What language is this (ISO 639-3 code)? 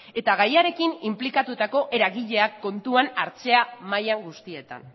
eus